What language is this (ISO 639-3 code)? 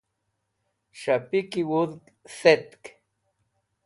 wbl